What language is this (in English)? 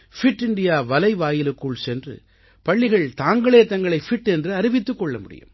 Tamil